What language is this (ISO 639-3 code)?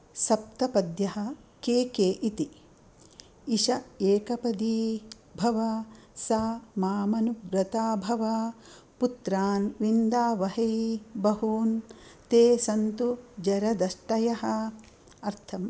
san